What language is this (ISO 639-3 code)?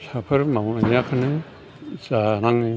brx